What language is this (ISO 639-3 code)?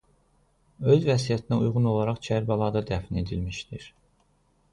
aze